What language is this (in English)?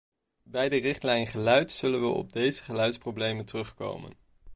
Dutch